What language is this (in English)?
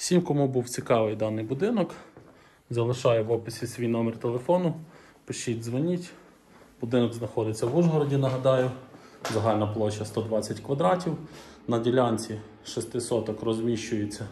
Ukrainian